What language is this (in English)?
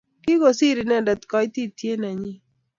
Kalenjin